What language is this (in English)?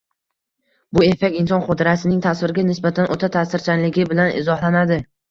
Uzbek